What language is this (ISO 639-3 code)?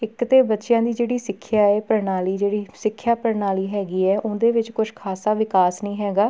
pan